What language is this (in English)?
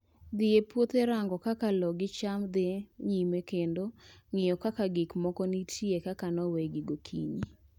Luo (Kenya and Tanzania)